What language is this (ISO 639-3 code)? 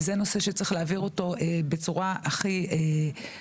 heb